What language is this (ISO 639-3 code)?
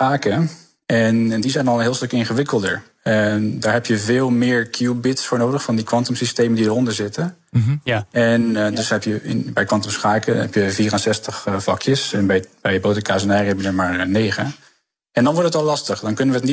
nld